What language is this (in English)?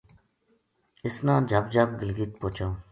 Gujari